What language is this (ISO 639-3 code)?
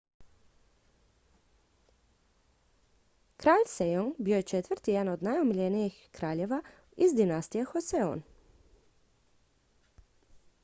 hrv